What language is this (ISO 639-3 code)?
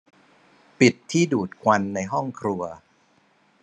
tha